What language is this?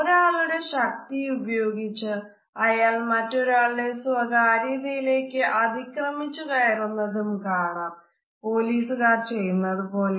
Malayalam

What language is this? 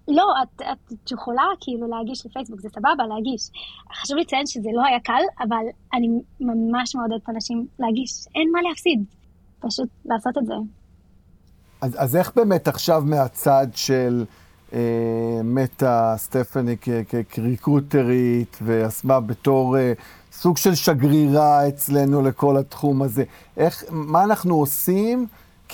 Hebrew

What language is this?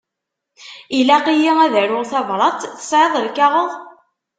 Kabyle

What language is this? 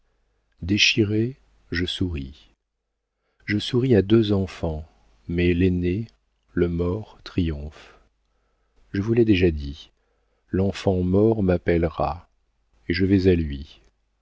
French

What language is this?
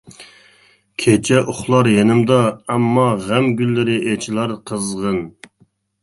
Uyghur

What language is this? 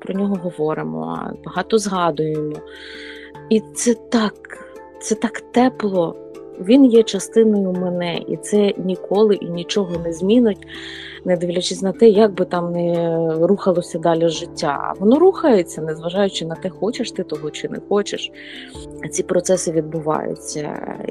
Ukrainian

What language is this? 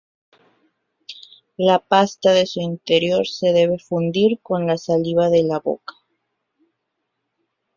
Spanish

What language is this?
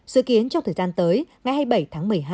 Vietnamese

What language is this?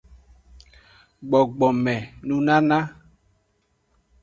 Aja (Benin)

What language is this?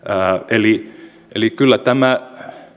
Finnish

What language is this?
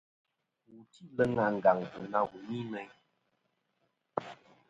Kom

